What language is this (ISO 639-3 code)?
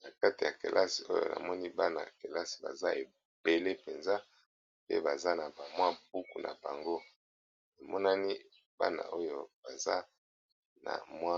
lin